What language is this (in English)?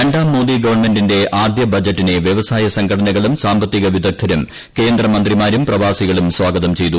Malayalam